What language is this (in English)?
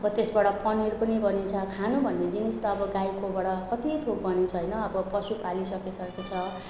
Nepali